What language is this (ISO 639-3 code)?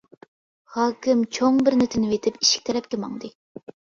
uig